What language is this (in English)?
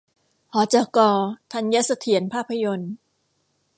Thai